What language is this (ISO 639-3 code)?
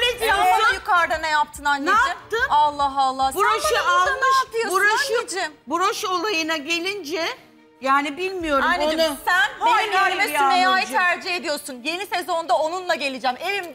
tur